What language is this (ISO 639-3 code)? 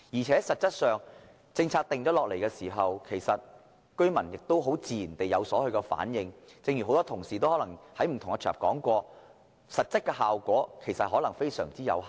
yue